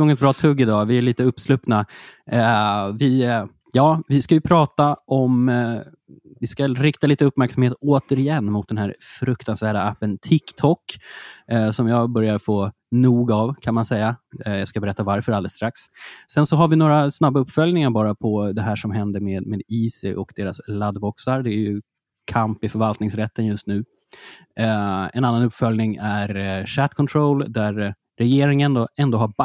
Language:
Swedish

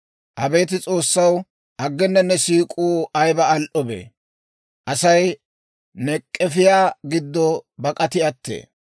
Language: Dawro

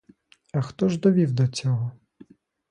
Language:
Ukrainian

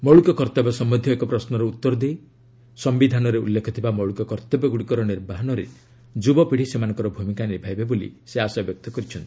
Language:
Odia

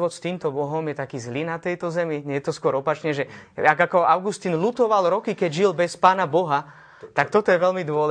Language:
Slovak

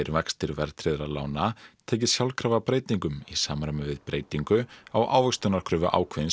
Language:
Icelandic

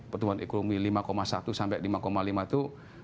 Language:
Indonesian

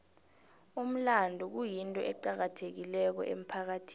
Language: South Ndebele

